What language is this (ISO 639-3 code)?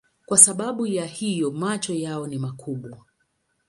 swa